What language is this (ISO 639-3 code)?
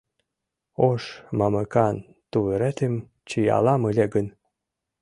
chm